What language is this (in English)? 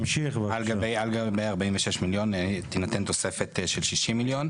Hebrew